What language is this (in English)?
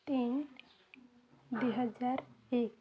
Odia